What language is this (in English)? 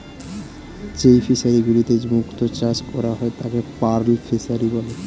Bangla